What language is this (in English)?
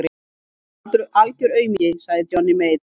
Icelandic